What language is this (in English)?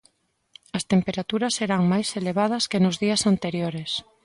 Galician